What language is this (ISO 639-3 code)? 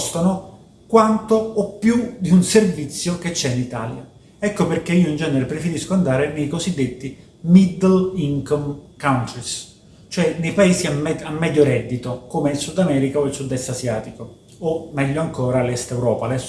ita